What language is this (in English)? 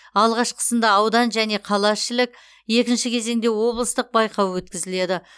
Kazakh